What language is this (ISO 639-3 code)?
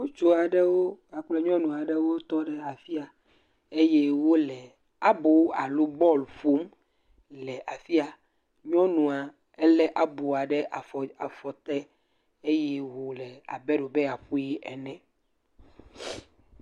ewe